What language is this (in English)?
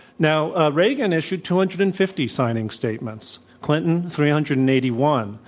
English